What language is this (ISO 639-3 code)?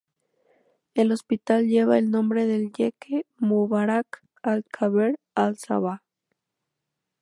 spa